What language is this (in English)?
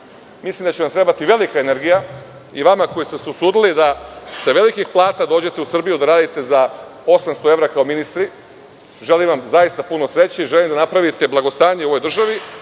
Serbian